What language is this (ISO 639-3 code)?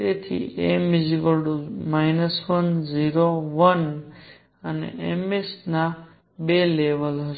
guj